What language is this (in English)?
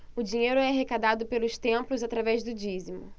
Portuguese